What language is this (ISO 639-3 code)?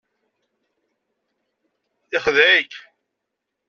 kab